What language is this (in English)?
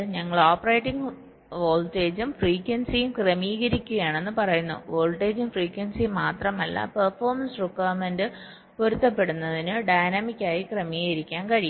Malayalam